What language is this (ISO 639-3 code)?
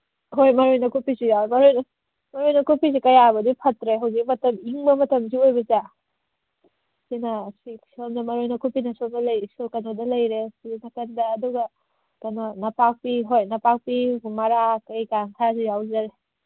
mni